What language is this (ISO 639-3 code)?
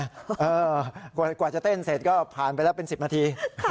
tha